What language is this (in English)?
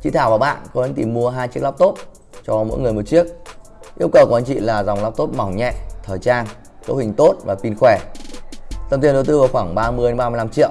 Vietnamese